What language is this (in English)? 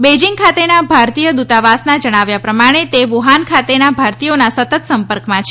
Gujarati